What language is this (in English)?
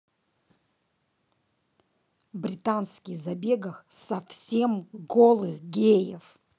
Russian